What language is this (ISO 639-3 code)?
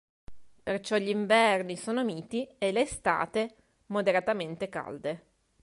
ita